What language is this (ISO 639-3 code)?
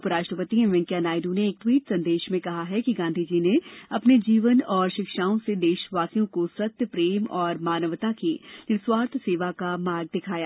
hin